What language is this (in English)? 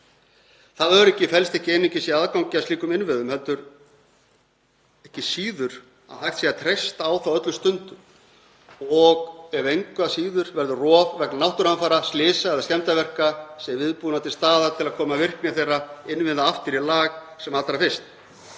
Icelandic